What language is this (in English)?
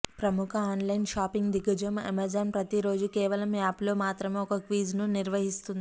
Telugu